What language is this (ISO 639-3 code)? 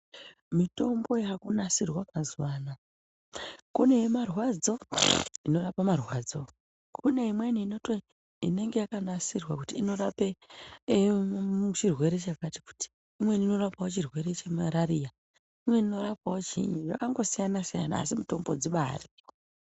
ndc